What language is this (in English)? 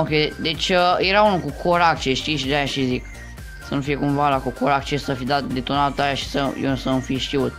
Romanian